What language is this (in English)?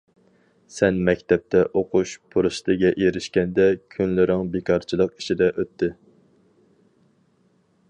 Uyghur